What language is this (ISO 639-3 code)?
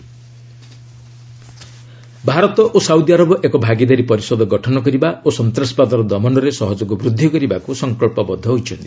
ori